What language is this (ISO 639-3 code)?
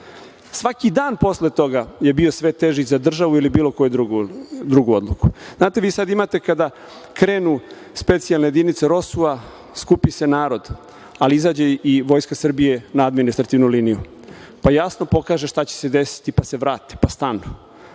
srp